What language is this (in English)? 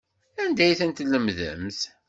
Kabyle